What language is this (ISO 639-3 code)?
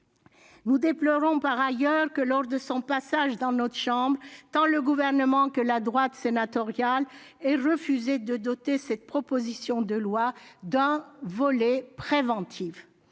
fra